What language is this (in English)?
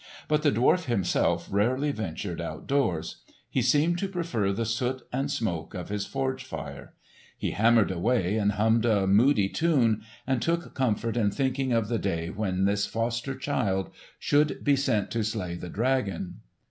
English